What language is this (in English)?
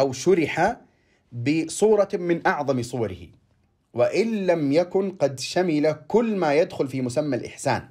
Arabic